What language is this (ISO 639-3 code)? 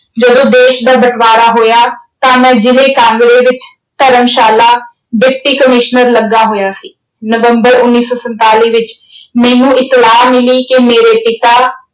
pan